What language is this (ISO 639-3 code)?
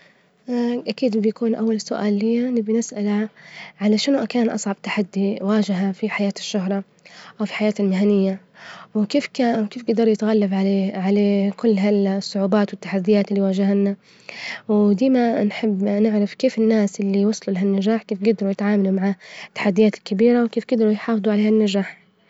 ayl